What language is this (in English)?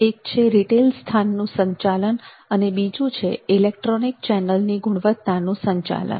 Gujarati